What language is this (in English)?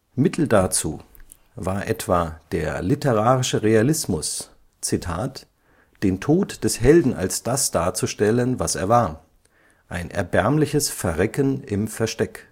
German